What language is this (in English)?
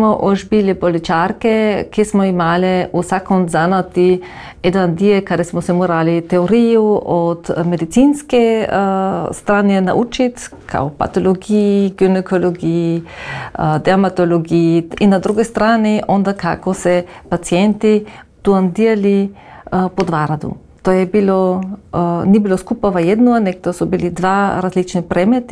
Croatian